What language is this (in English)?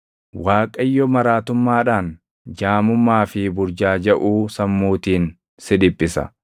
Oromo